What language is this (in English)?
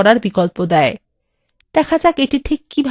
Bangla